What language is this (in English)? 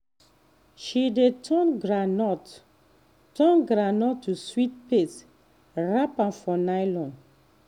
Nigerian Pidgin